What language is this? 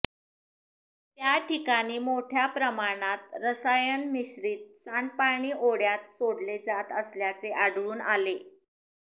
Marathi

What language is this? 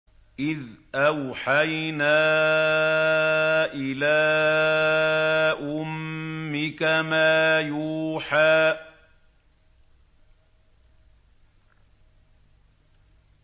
Arabic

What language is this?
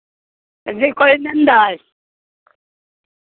Santali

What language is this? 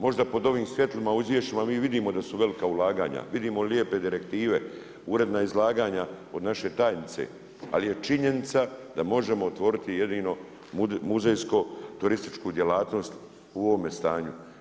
Croatian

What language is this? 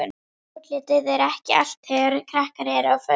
Icelandic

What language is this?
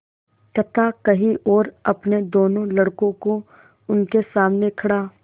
Hindi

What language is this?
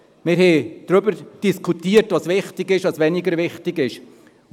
Swiss German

